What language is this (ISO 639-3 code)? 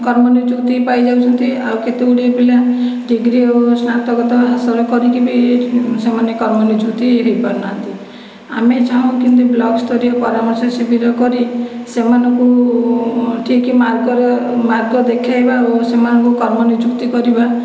ori